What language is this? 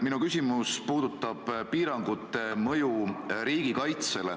Estonian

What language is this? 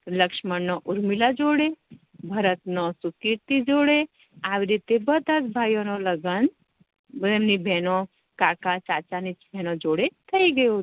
Gujarati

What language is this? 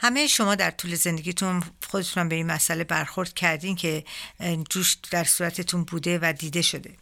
Persian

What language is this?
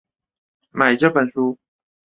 Chinese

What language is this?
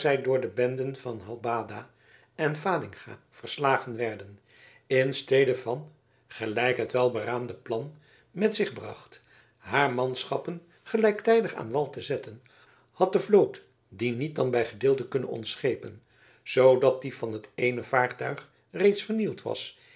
Dutch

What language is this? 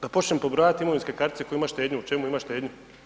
Croatian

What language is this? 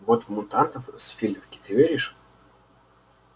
Russian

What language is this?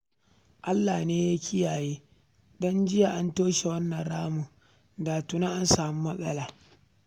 Hausa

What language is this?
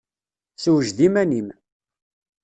Kabyle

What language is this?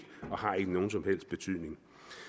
Danish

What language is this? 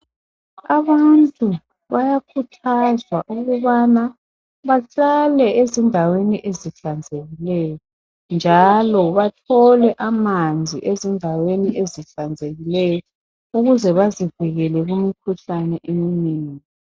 North Ndebele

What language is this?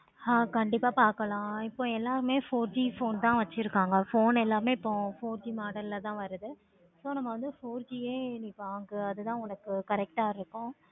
Tamil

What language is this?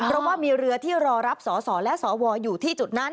Thai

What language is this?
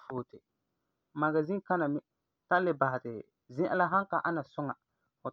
Frafra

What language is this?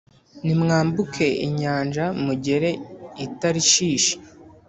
Kinyarwanda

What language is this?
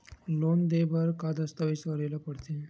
Chhattisgarhi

